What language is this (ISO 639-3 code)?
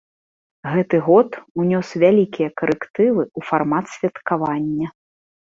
bel